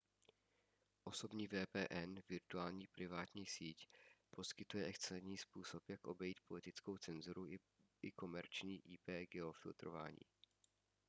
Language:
Czech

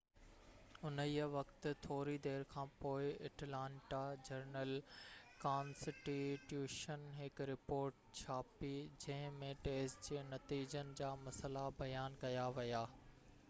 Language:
Sindhi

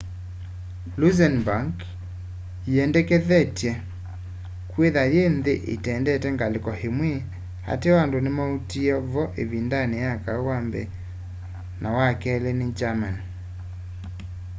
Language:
Kamba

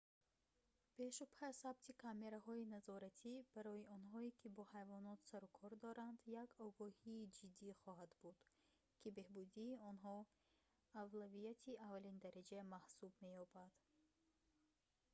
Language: Tajik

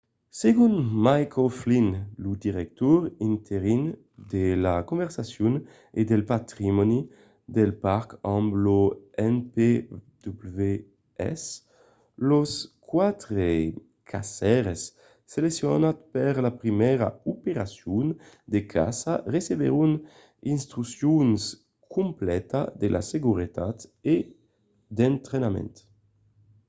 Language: Occitan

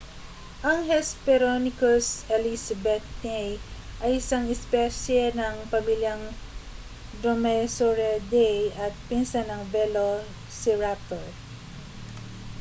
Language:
Filipino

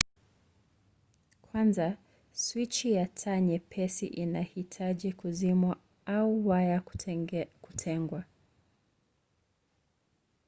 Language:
Swahili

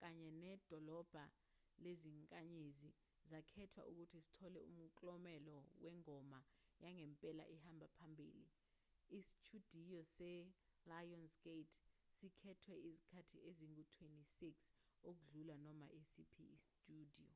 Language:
Zulu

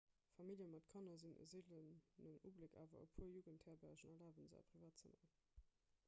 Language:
Luxembourgish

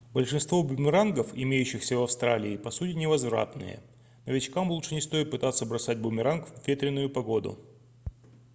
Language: Russian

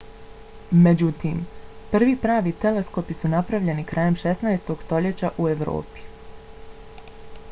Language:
Bosnian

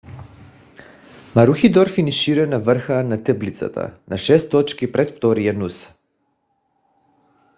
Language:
Bulgarian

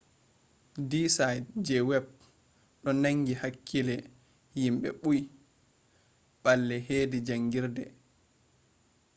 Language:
Fula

